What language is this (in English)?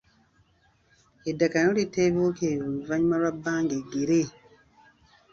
Ganda